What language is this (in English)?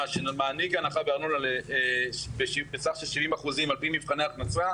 Hebrew